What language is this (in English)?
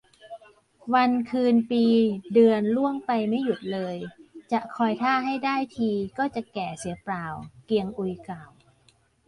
Thai